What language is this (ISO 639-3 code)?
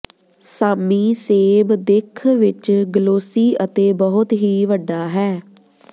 pan